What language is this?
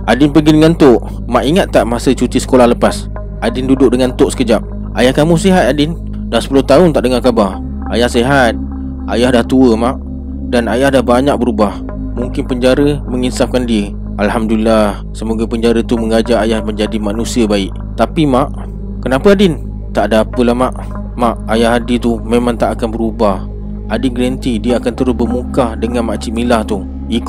Malay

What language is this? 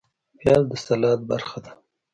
Pashto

